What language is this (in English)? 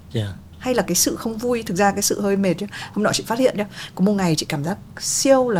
Vietnamese